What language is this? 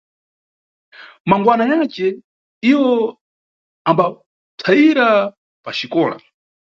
Nyungwe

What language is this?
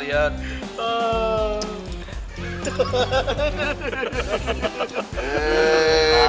Indonesian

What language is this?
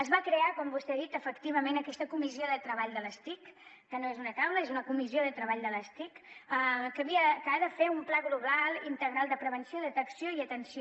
Catalan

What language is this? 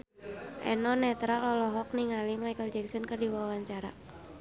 Sundanese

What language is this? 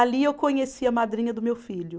Portuguese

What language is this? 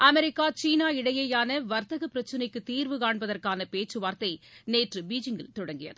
Tamil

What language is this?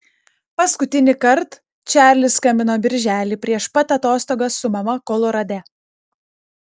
Lithuanian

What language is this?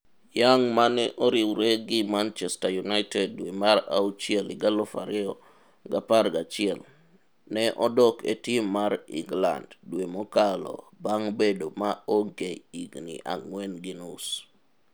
Luo (Kenya and Tanzania)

